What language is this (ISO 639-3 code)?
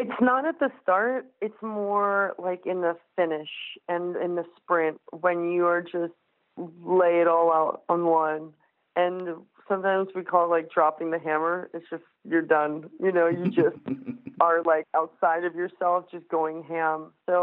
eng